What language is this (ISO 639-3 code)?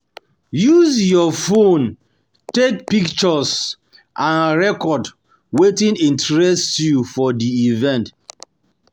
pcm